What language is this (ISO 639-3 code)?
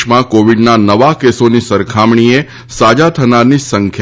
guj